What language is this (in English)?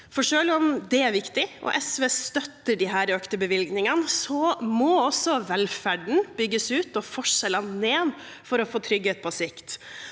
Norwegian